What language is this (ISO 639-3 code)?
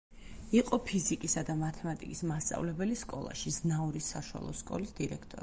kat